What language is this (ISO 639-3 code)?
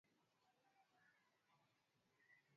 swa